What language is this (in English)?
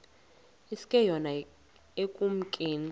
Xhosa